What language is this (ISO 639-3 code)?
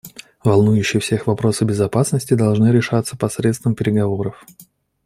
rus